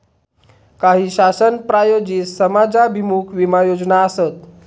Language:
Marathi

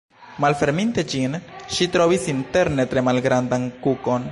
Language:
Esperanto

